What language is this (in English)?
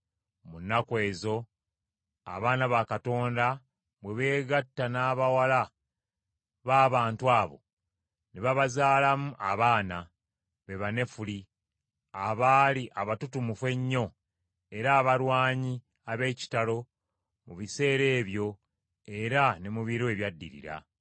Ganda